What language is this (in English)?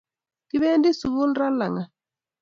Kalenjin